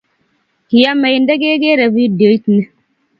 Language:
Kalenjin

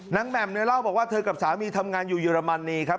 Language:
Thai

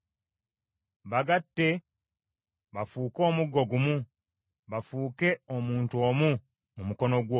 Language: Ganda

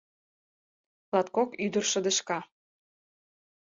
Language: Mari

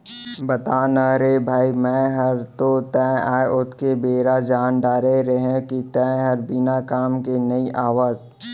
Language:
Chhattisgarhi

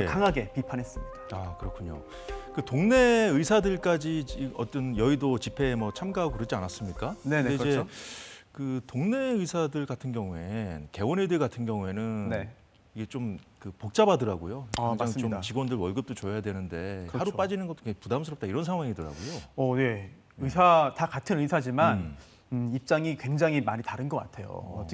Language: Korean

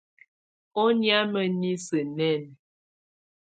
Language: Tunen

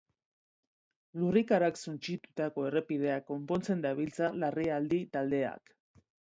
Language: Basque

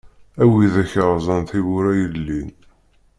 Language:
Kabyle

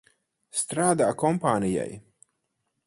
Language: Latvian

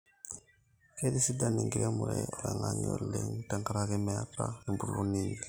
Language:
Masai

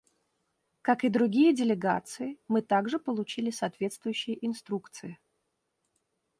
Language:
Russian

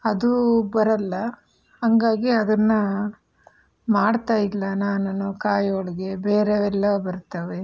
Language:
Kannada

